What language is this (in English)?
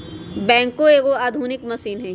Magahi